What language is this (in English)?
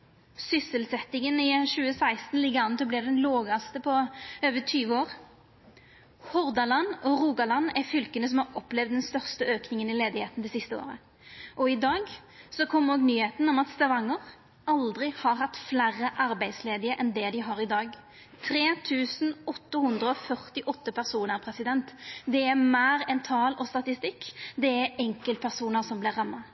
Norwegian Nynorsk